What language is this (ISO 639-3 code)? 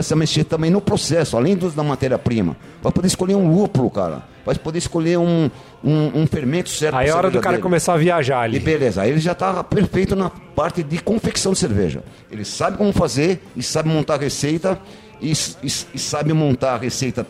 por